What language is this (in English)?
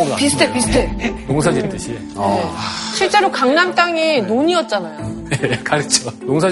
Korean